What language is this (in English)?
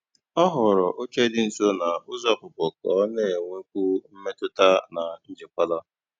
Igbo